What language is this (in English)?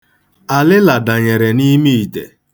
Igbo